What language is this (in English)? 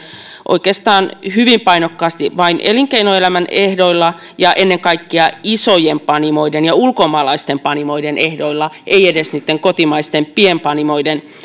Finnish